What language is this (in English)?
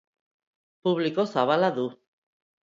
Basque